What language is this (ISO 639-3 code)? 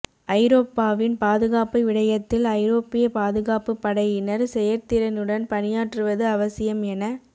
tam